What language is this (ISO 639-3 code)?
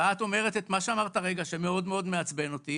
heb